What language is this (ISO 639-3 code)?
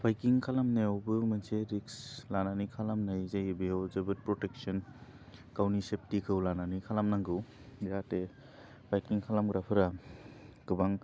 brx